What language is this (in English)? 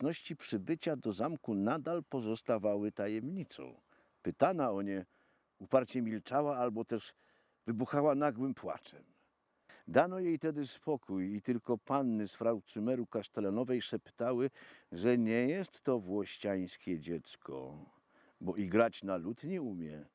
Polish